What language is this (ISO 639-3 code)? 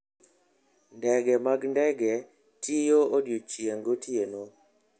luo